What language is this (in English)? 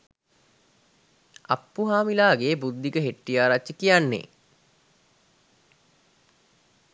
Sinhala